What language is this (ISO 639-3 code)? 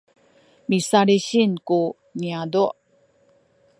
szy